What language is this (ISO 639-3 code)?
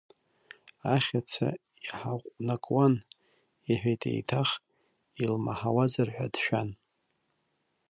abk